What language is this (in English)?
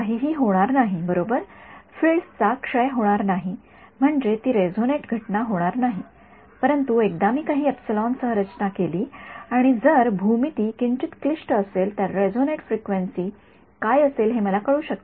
Marathi